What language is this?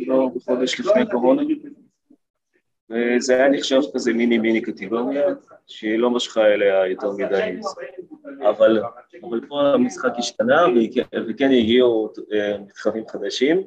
Hebrew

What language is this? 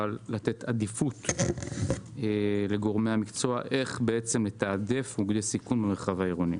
Hebrew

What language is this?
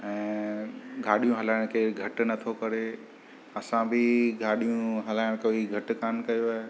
Sindhi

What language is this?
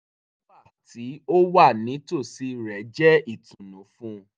Yoruba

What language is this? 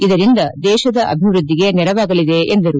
Kannada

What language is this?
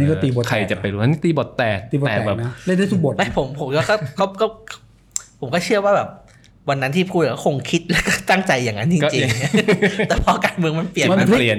Thai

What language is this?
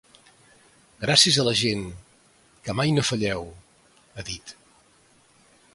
Catalan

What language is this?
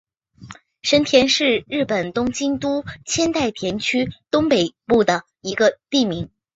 Chinese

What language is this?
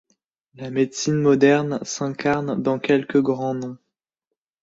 French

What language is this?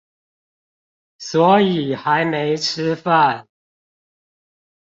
Chinese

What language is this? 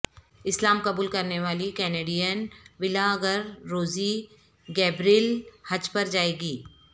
Urdu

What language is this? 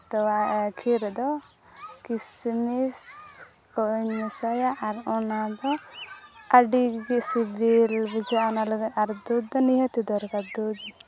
Santali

